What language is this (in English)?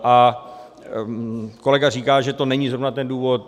Czech